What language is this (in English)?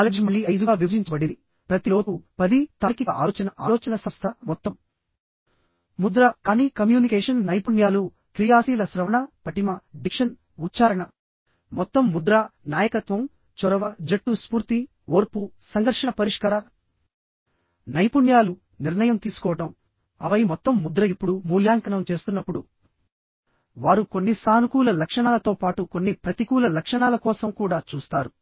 Telugu